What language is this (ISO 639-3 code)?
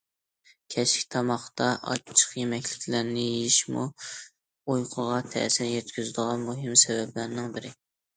uig